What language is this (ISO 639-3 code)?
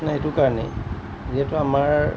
asm